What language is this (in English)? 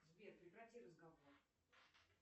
Russian